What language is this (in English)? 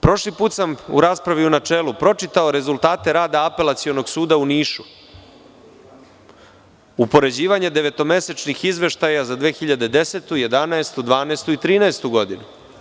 Serbian